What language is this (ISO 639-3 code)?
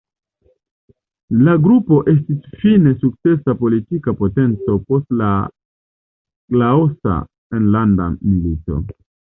epo